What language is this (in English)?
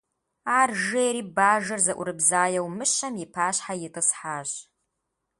Kabardian